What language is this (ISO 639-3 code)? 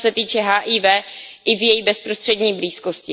ces